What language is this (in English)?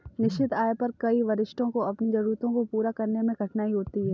Hindi